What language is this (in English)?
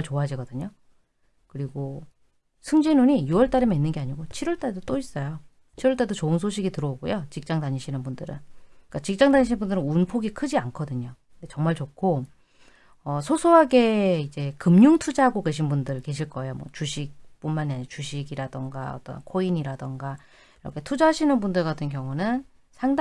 Korean